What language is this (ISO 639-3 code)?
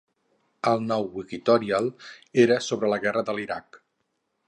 cat